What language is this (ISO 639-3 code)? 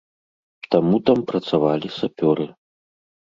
bel